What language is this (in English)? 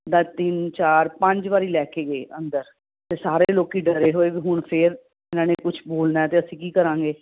Punjabi